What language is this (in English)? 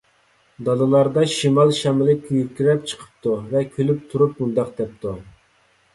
Uyghur